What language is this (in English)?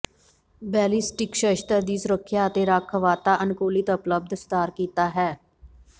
Punjabi